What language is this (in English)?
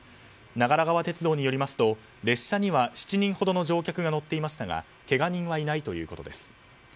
Japanese